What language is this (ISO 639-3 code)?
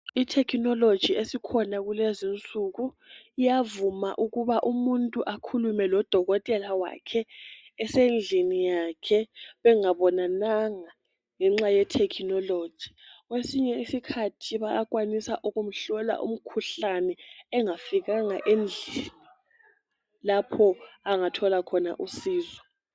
nde